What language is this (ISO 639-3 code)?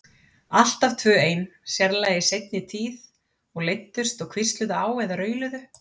isl